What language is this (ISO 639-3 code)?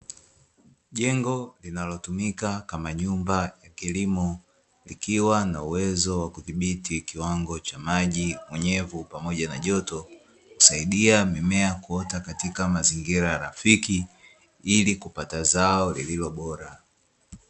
swa